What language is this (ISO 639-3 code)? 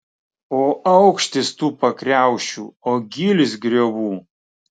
lit